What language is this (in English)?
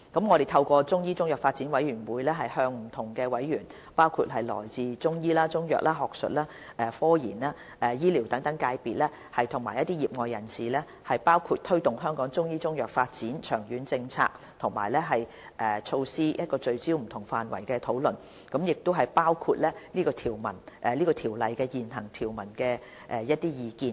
Cantonese